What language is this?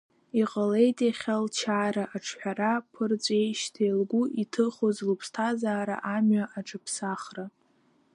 Abkhazian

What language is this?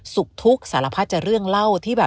Thai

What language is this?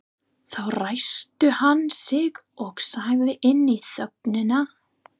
Icelandic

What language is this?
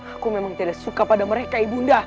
Indonesian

